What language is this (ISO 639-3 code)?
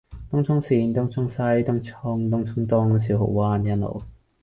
yue